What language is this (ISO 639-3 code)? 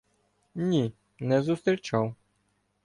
ukr